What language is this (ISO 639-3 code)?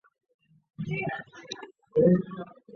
zho